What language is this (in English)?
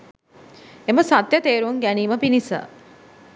Sinhala